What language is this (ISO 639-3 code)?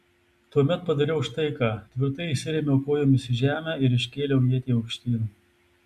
lit